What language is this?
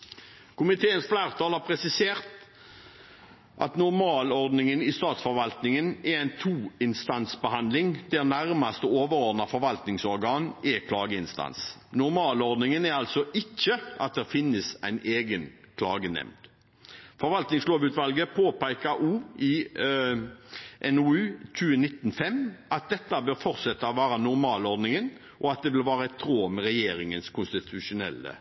Norwegian Bokmål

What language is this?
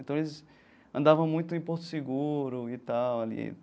Portuguese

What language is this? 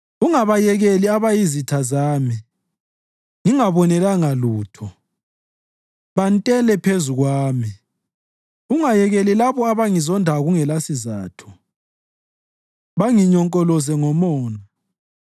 North Ndebele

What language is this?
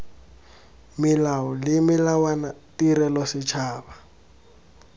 Tswana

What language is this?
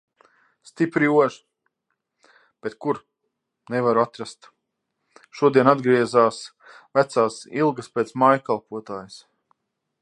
Latvian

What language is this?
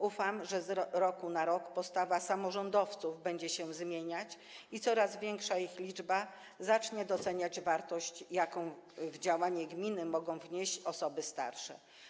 Polish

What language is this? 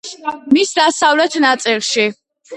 Georgian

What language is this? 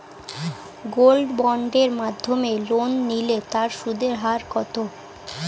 Bangla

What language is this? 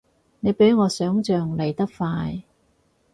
Cantonese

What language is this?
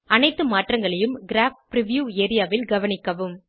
Tamil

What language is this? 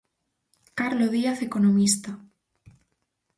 Galician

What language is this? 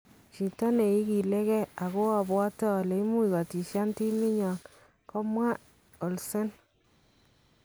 Kalenjin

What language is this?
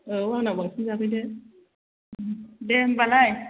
Bodo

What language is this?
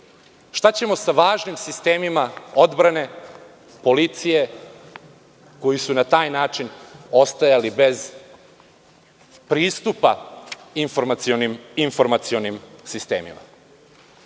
Serbian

